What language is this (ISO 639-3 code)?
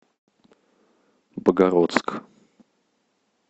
rus